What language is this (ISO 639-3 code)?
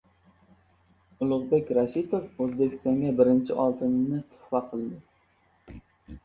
uzb